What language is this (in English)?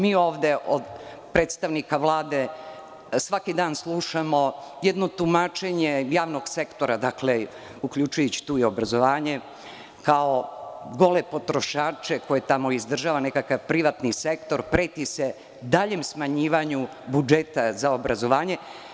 Serbian